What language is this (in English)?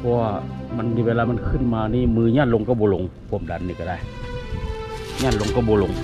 Thai